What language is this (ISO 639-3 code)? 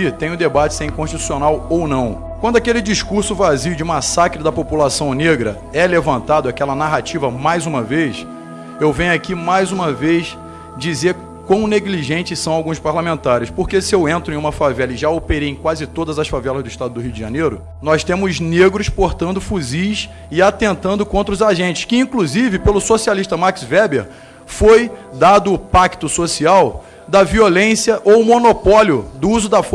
por